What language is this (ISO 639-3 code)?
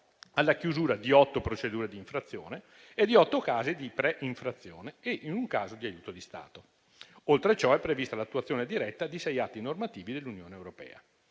ita